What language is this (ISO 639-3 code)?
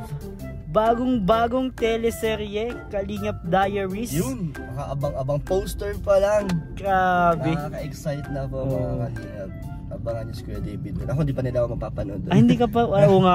fil